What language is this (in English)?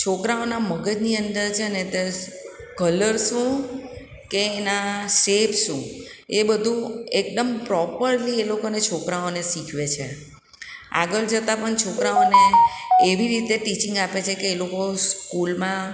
Gujarati